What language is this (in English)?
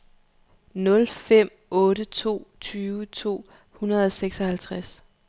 Danish